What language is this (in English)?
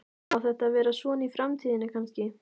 Icelandic